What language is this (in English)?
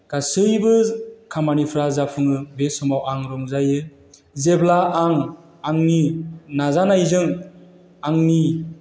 Bodo